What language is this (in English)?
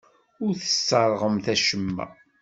Kabyle